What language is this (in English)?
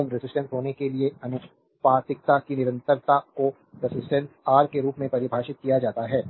Hindi